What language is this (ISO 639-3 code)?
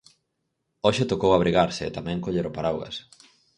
glg